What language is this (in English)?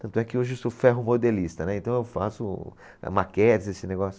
Portuguese